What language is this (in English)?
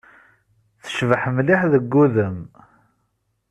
Kabyle